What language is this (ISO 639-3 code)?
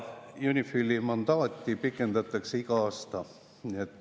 est